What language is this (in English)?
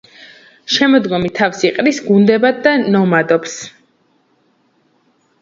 Georgian